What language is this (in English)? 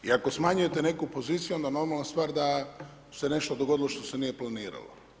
Croatian